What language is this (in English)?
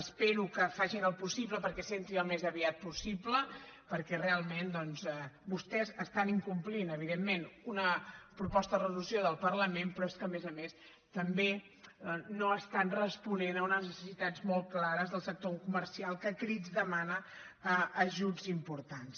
Catalan